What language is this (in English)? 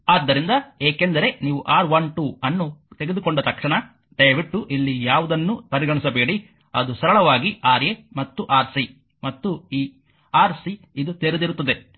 Kannada